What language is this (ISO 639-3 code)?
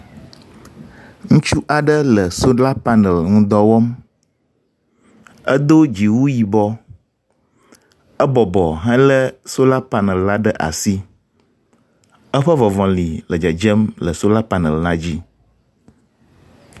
ewe